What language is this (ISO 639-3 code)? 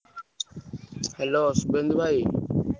ori